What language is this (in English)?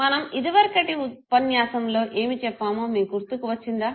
Telugu